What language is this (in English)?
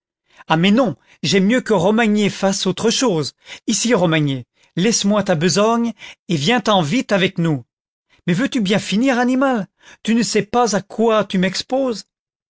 French